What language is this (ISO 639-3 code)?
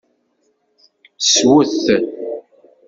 kab